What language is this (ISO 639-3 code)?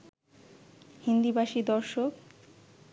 ben